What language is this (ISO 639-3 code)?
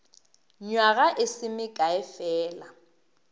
nso